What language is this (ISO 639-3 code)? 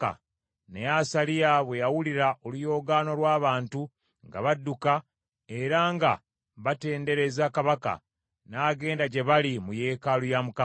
lug